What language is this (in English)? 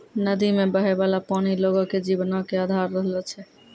Maithili